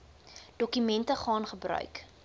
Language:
Afrikaans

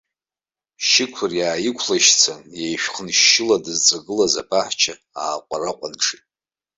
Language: Abkhazian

